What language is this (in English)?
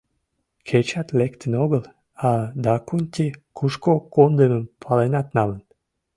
Mari